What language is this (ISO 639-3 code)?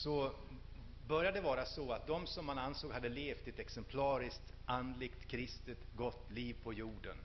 swe